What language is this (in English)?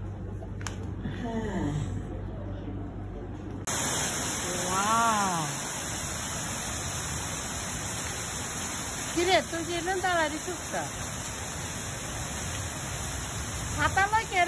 English